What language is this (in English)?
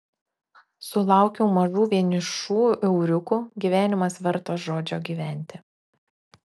Lithuanian